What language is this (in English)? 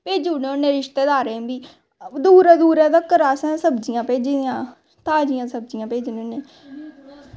Dogri